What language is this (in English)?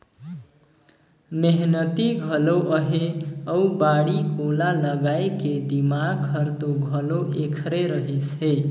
Chhattisgarhi